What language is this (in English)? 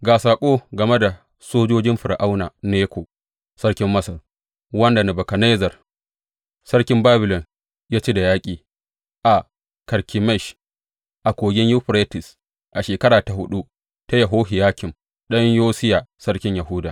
Hausa